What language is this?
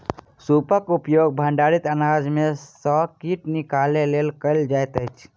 Maithili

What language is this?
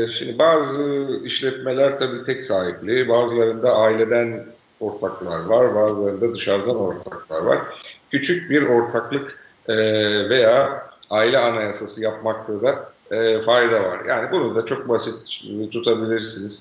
Turkish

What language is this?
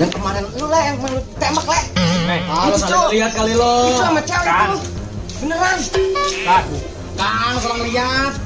Indonesian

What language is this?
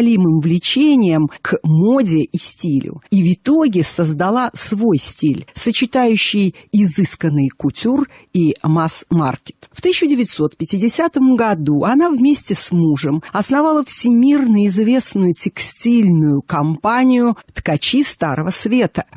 Russian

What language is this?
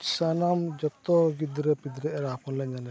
Santali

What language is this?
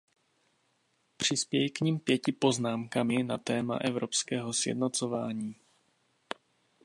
Czech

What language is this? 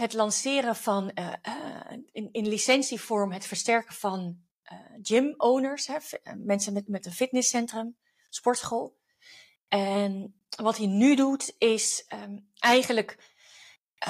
Dutch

